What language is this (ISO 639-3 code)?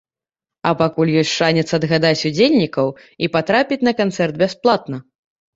bel